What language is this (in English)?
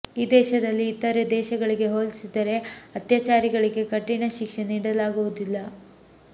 Kannada